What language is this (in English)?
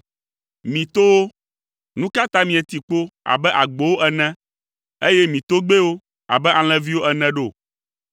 Ewe